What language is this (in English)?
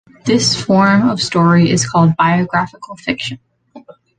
English